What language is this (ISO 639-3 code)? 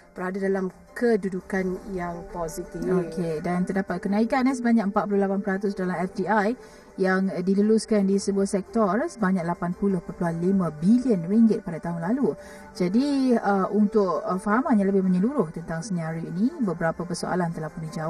msa